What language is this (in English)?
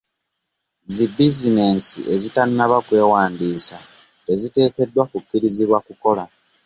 Ganda